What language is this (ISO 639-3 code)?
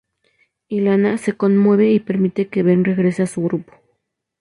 spa